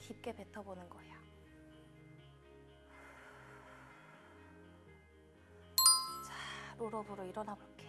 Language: Korean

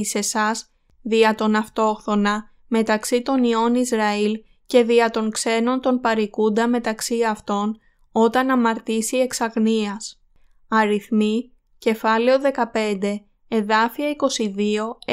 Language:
Greek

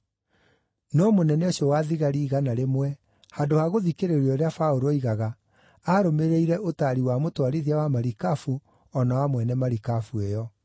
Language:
Kikuyu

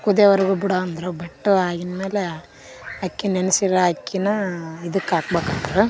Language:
Kannada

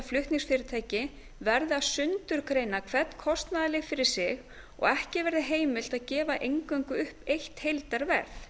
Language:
Icelandic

